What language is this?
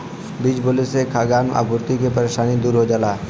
Bhojpuri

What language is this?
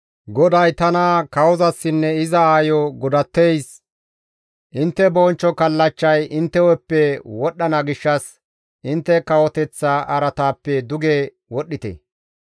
Gamo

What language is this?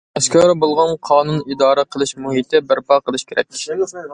Uyghur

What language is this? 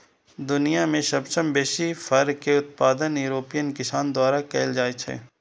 Maithili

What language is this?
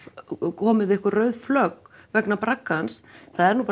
Icelandic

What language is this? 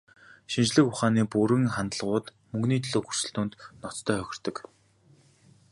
Mongolian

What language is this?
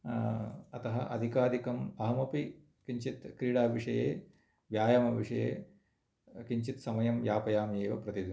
Sanskrit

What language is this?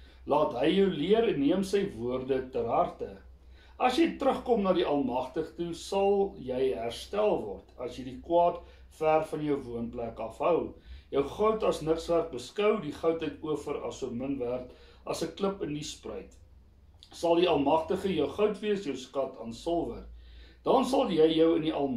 Dutch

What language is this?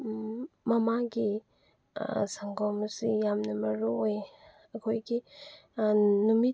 Manipuri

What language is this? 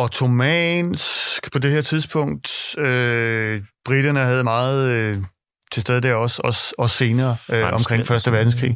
Danish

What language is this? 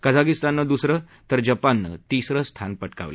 Marathi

